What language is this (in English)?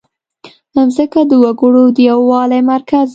Pashto